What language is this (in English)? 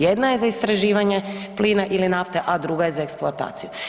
Croatian